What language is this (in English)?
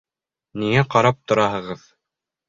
Bashkir